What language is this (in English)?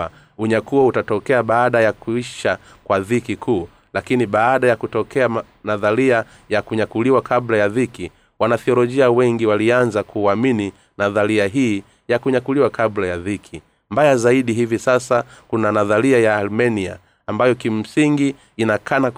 Swahili